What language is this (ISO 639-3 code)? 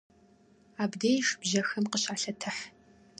kbd